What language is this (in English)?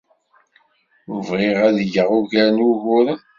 Kabyle